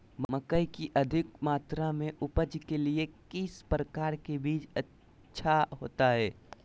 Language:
Magahi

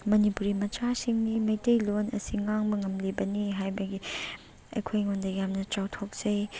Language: Manipuri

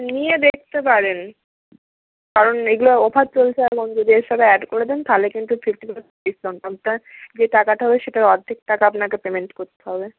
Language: Bangla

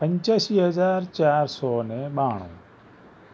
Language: Gujarati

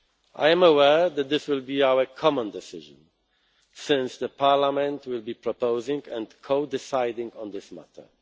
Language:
English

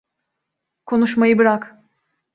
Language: Turkish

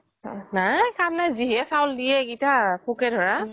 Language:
Assamese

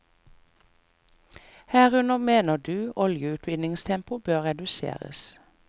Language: Norwegian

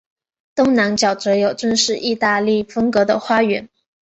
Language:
Chinese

